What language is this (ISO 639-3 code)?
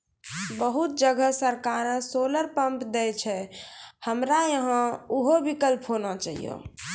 mai